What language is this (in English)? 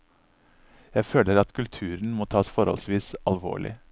Norwegian